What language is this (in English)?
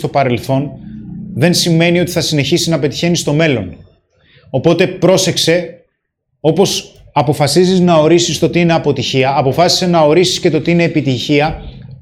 Greek